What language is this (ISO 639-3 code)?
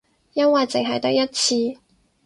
yue